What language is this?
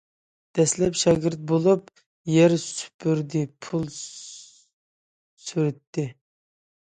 Uyghur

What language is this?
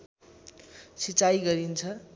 Nepali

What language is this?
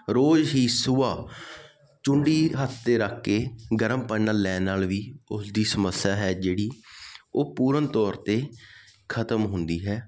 Punjabi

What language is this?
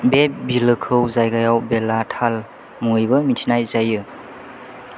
Bodo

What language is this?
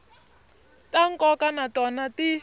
Tsonga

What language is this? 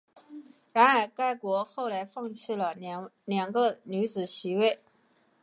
Chinese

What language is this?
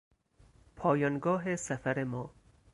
Persian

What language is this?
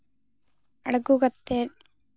Santali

